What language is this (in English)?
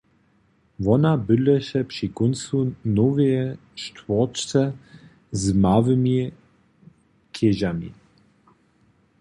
Upper Sorbian